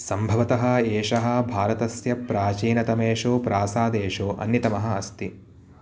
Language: Sanskrit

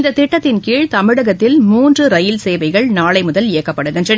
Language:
Tamil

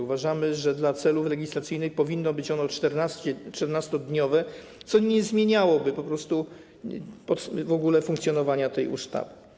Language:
Polish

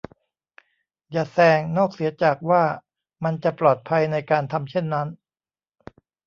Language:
Thai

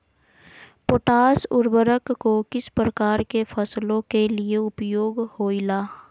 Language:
Magahi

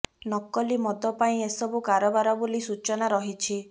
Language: Odia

